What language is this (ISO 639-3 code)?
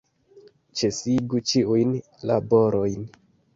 epo